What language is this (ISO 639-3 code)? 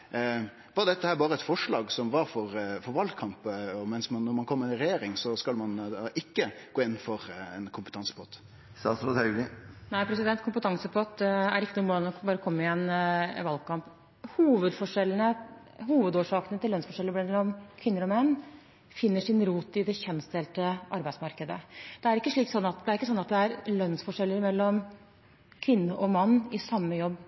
nor